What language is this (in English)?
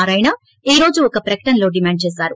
Telugu